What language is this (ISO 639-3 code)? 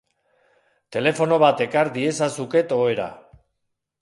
eus